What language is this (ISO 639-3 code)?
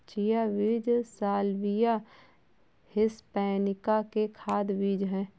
hin